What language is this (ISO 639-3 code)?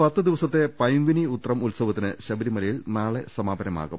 mal